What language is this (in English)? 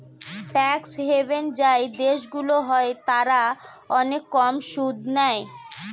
Bangla